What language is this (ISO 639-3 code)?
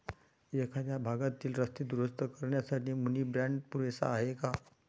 mar